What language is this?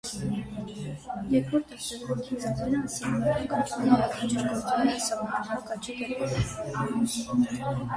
Armenian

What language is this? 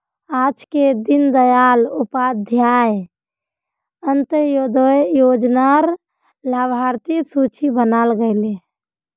Magahi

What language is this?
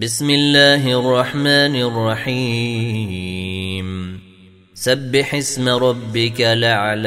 Arabic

